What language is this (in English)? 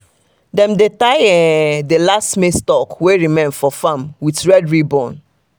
Nigerian Pidgin